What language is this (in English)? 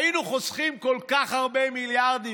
Hebrew